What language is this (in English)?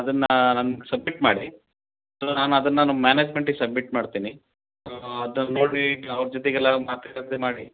Kannada